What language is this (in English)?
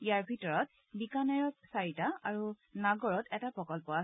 Assamese